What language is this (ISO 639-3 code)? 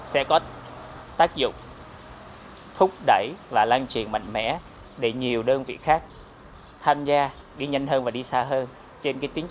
vie